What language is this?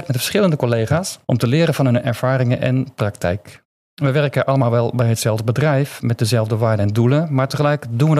Dutch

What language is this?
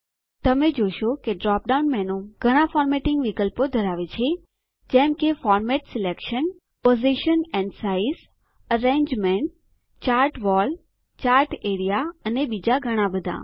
Gujarati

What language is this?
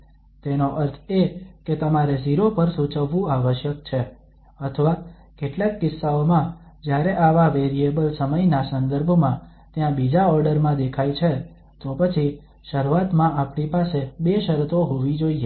Gujarati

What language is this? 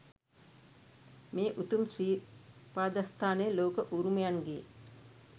Sinhala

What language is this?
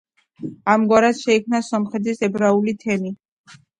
Georgian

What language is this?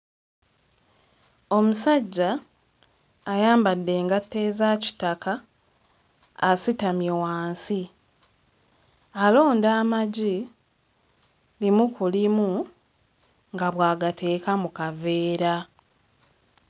Ganda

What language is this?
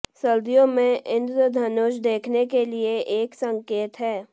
Hindi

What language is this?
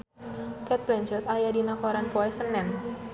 Sundanese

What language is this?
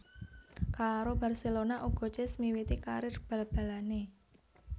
Javanese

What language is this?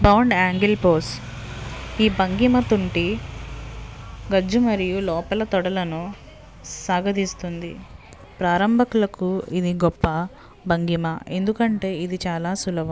Telugu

